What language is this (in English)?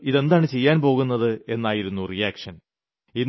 Malayalam